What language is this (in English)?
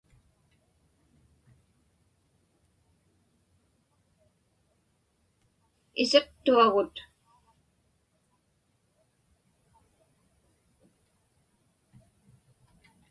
Inupiaq